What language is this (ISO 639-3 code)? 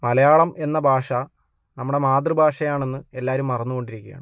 mal